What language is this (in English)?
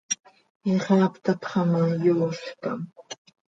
Seri